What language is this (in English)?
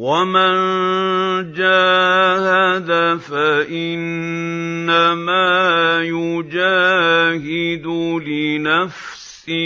Arabic